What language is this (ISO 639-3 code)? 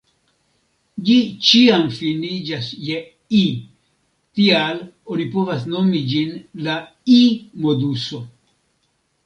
epo